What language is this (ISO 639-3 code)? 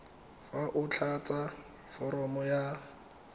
tsn